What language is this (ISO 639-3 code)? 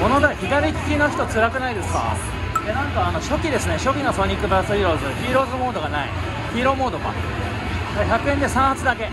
jpn